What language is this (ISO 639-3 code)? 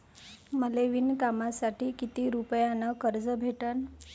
mar